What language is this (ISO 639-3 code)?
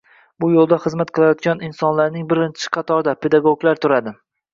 uzb